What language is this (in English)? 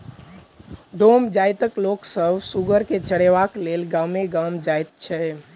Maithili